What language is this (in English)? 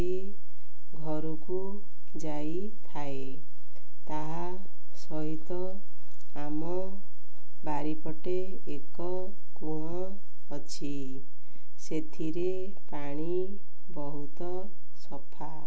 Odia